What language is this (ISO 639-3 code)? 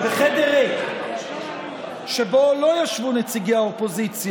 heb